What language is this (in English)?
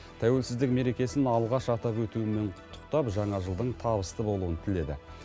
Kazakh